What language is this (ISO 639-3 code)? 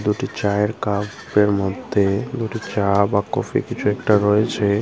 ben